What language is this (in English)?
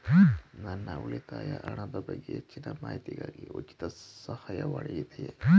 Kannada